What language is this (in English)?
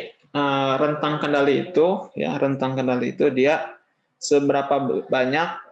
Indonesian